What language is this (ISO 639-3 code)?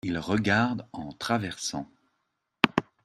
fra